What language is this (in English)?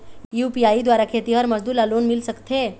Chhattisgarhi